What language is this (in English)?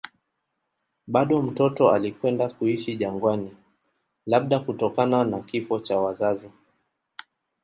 Swahili